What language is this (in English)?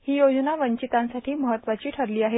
Marathi